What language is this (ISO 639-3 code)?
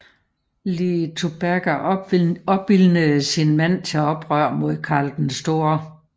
dan